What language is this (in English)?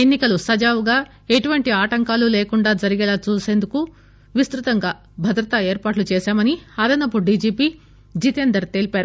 Telugu